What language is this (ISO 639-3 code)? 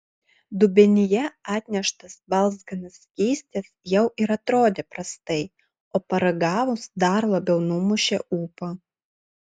lit